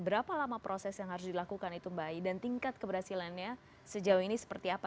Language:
Indonesian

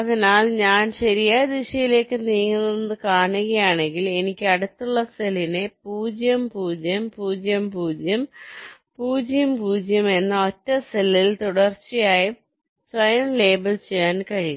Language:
Malayalam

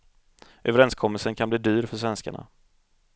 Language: Swedish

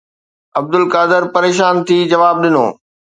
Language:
Sindhi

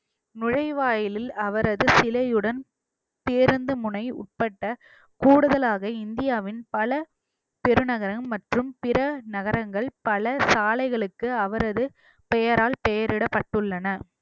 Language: Tamil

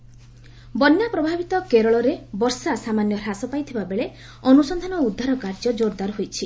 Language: Odia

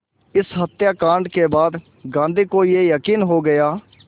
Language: Hindi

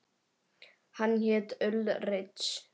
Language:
Icelandic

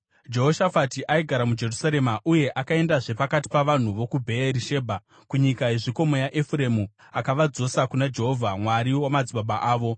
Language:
Shona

